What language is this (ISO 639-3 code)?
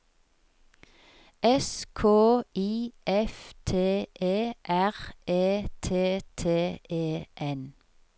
nor